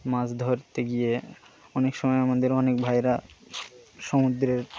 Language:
Bangla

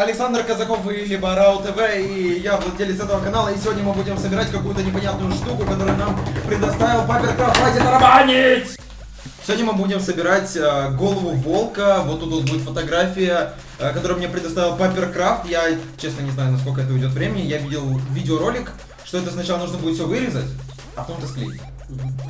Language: Russian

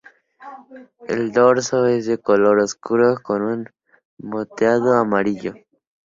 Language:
Spanish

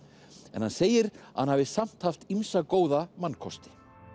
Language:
Icelandic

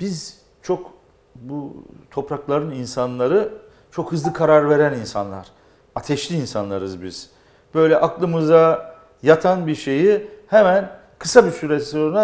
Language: Turkish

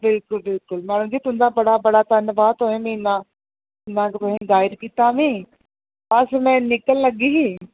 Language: Dogri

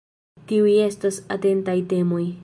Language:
Esperanto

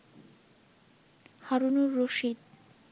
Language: Bangla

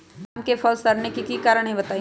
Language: Magahi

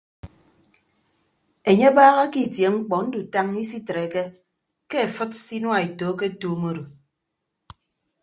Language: Ibibio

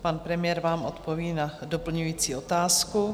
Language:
Czech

